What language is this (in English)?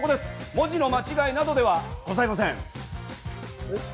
Japanese